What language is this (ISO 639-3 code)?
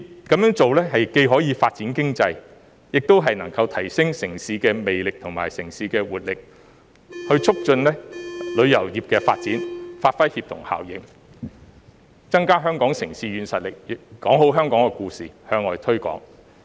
yue